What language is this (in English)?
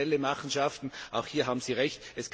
German